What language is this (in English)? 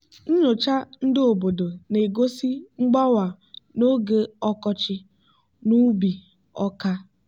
Igbo